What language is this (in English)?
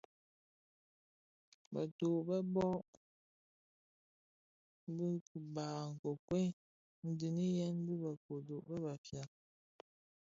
Bafia